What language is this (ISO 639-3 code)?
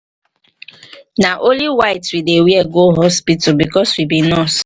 pcm